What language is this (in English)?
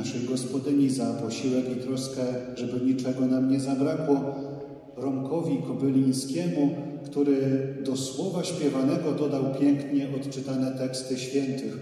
Polish